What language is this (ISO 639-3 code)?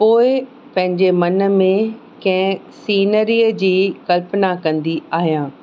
snd